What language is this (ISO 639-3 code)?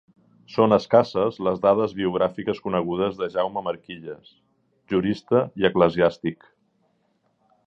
cat